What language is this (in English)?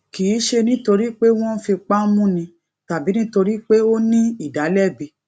Yoruba